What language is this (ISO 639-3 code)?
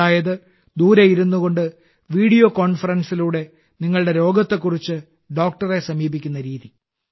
mal